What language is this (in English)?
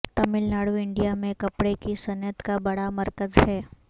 Urdu